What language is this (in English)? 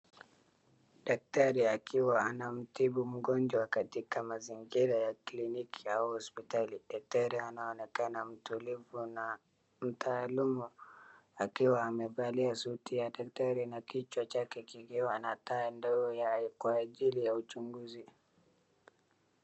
Swahili